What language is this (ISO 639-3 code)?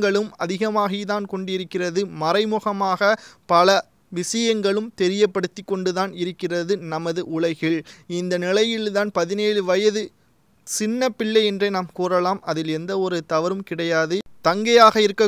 dan